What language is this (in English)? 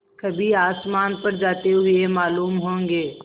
Hindi